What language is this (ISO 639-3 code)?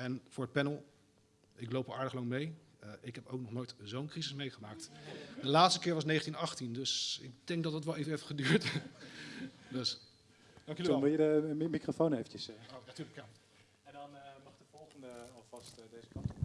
nld